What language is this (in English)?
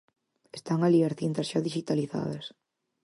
Galician